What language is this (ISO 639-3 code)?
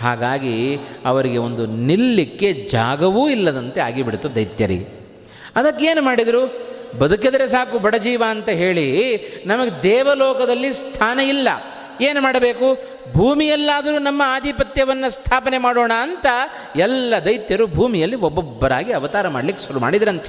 kan